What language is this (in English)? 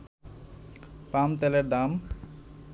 Bangla